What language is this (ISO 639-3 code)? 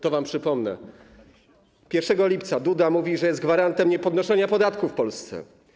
pol